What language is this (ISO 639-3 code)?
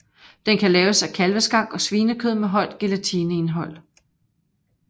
dan